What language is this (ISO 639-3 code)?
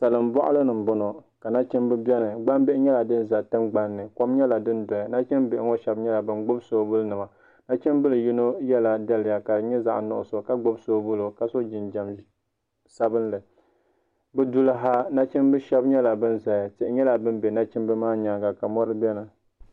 dag